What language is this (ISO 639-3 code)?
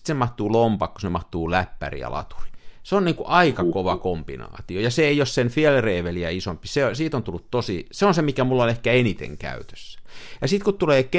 fin